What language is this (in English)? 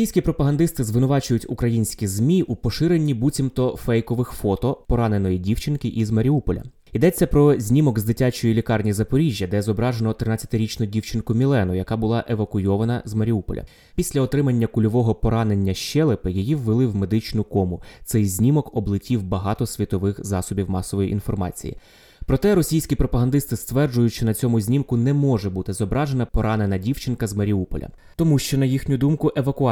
Ukrainian